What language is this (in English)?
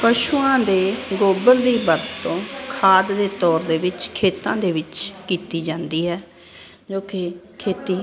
Punjabi